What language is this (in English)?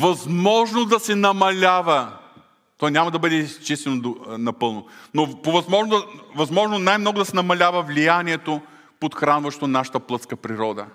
Bulgarian